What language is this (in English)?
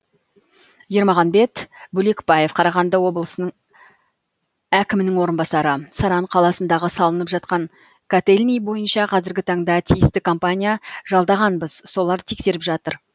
Kazakh